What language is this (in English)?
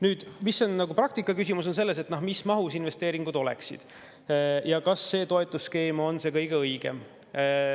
Estonian